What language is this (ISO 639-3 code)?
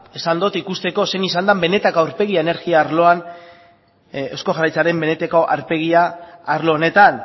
eus